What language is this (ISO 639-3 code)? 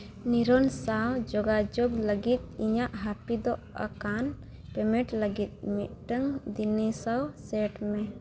sat